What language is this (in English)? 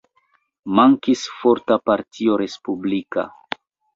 Esperanto